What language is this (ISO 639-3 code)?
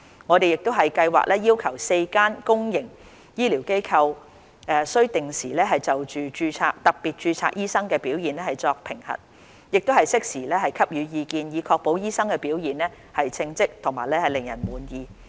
yue